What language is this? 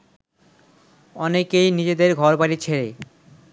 Bangla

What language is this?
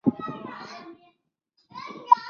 Chinese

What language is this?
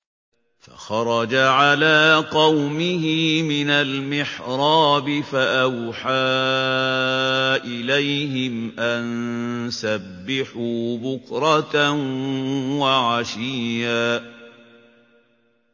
Arabic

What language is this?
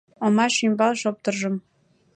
Mari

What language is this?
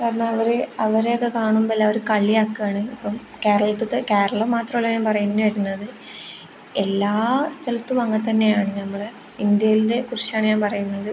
Malayalam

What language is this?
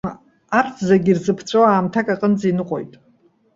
Abkhazian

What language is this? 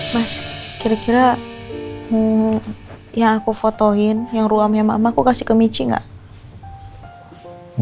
Indonesian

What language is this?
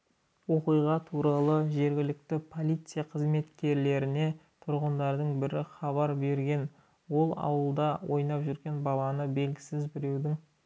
Kazakh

